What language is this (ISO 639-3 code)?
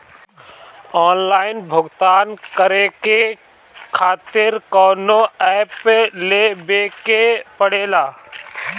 bho